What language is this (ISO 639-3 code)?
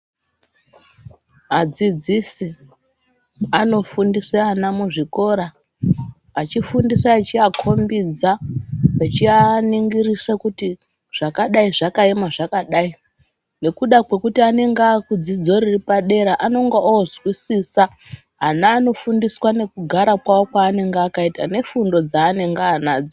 ndc